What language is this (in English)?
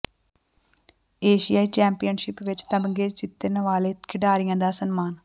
Punjabi